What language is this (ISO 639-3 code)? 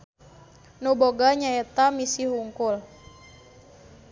sun